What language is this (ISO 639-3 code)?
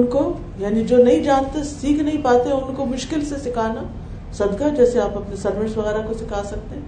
urd